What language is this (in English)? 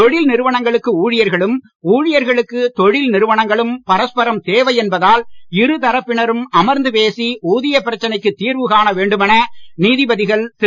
Tamil